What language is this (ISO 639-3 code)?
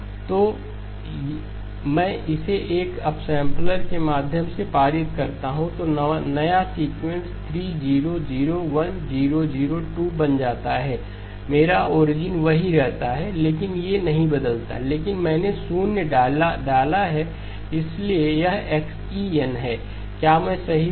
hin